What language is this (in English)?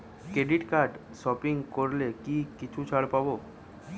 Bangla